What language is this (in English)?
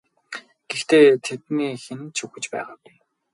Mongolian